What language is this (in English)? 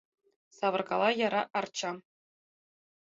Mari